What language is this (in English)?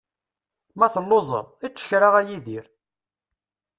Kabyle